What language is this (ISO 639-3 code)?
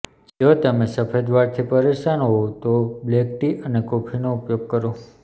guj